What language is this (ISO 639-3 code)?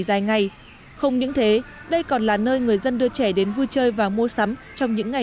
vie